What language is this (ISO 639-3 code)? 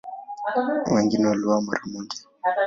swa